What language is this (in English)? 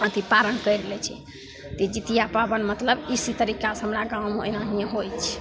Maithili